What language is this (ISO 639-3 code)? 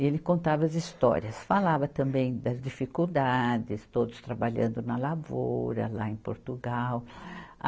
por